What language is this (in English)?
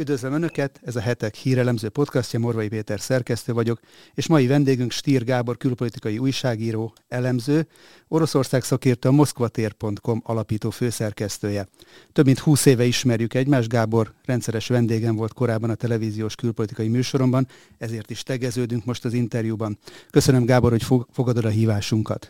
Hungarian